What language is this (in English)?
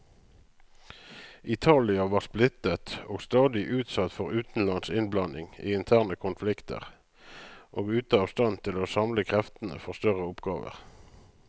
Norwegian